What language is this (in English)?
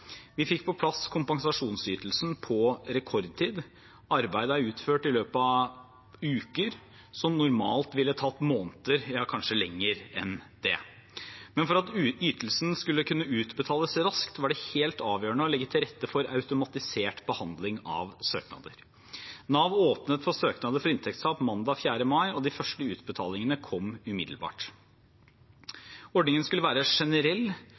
Norwegian Bokmål